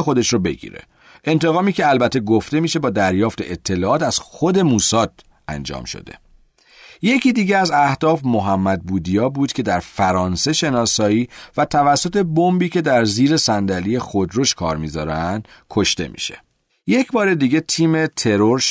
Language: Persian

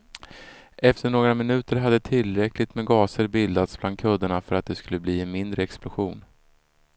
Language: Swedish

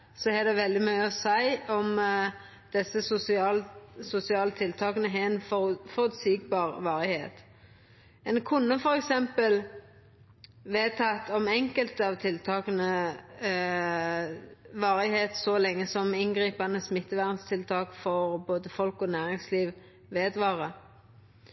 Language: Norwegian Nynorsk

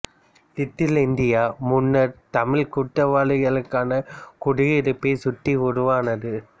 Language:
Tamil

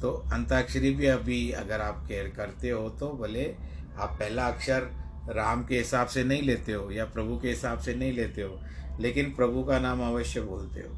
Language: Hindi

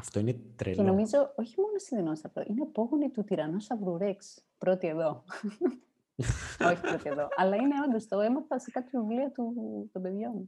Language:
Greek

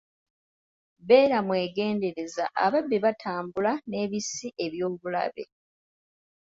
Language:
Ganda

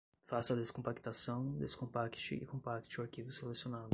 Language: Portuguese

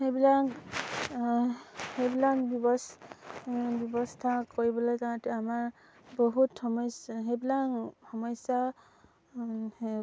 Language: Assamese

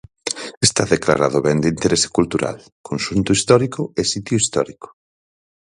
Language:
Galician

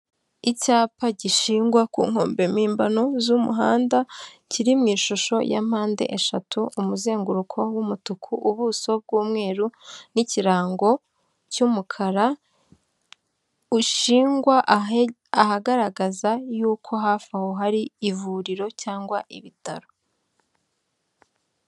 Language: Kinyarwanda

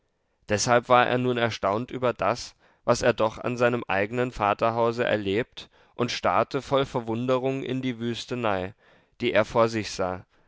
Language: German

